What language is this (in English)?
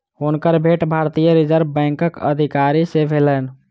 Maithili